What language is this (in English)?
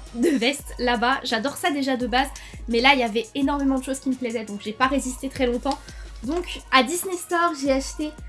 French